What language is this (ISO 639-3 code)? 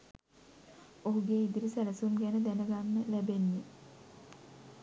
sin